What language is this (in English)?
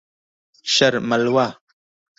Pashto